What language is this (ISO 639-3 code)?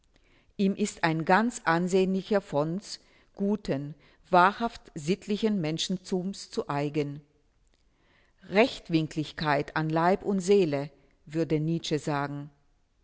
deu